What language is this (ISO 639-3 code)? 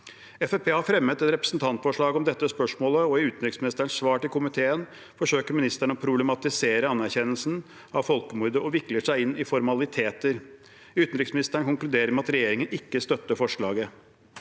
nor